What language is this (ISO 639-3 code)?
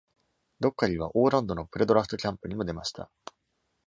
jpn